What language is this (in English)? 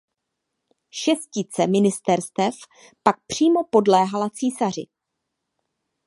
Czech